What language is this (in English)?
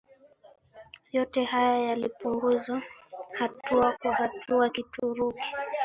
Swahili